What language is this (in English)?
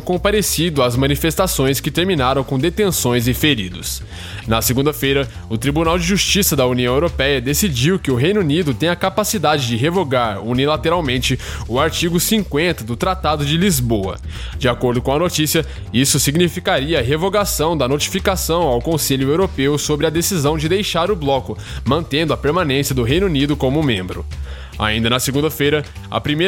Portuguese